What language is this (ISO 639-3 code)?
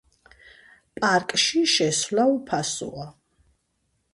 kat